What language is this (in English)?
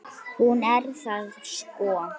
Icelandic